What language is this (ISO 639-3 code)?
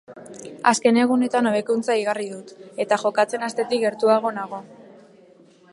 eus